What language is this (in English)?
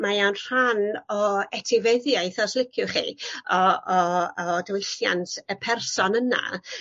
Welsh